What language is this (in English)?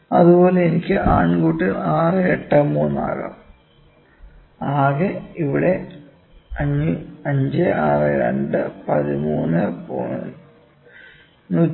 Malayalam